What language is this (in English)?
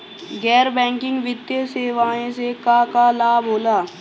Bhojpuri